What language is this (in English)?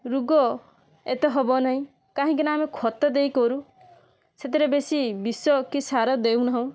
Odia